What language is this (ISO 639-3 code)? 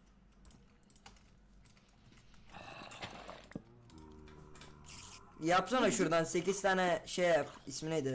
tur